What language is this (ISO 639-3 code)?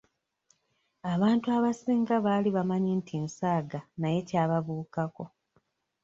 lug